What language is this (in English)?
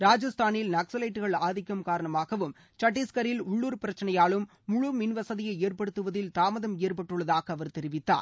Tamil